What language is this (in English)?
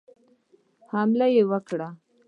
Pashto